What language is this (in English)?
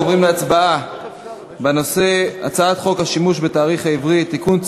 Hebrew